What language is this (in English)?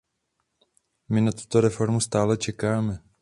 Czech